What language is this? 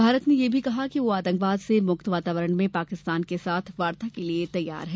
Hindi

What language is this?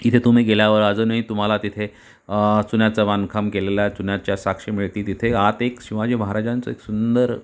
Marathi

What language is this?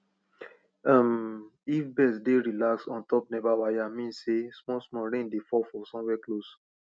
Nigerian Pidgin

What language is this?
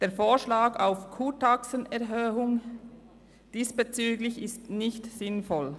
Swiss German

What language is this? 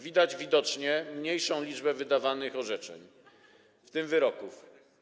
Polish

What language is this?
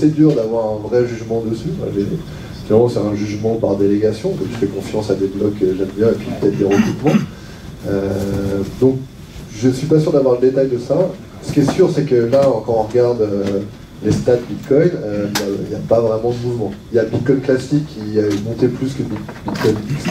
French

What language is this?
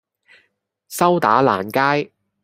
Cantonese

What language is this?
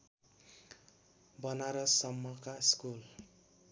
Nepali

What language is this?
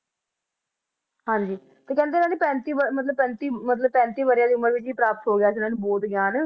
Punjabi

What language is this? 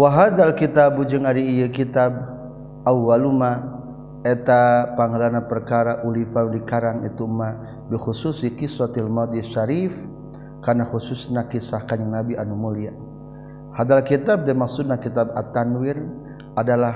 Malay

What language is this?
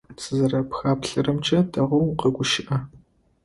Adyghe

